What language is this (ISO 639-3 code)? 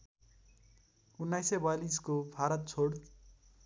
nep